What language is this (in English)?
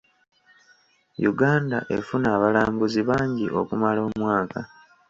Ganda